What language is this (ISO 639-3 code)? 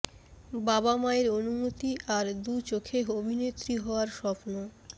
ben